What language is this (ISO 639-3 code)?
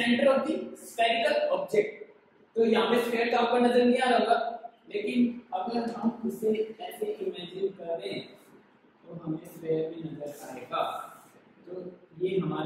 hin